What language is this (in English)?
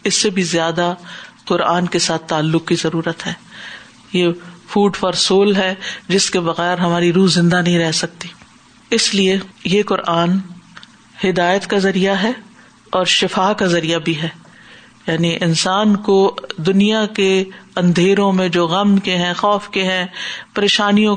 Urdu